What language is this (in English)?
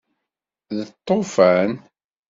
Kabyle